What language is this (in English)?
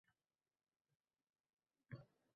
Uzbek